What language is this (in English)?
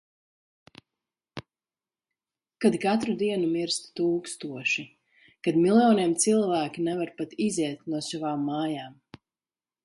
Latvian